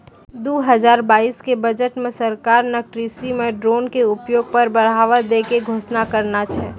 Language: Maithili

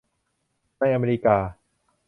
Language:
Thai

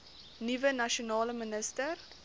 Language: Afrikaans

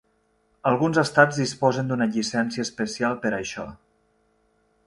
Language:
Catalan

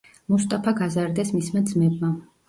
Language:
Georgian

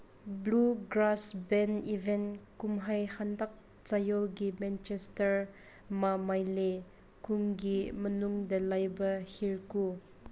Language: Manipuri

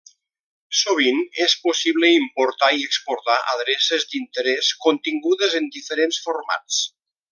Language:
Catalan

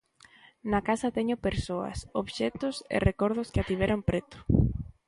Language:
Galician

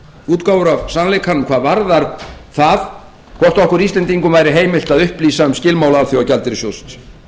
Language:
Icelandic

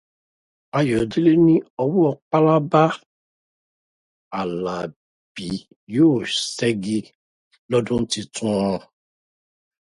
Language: Yoruba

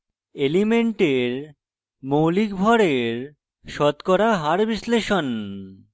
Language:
Bangla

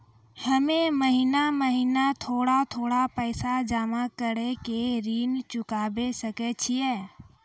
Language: Maithili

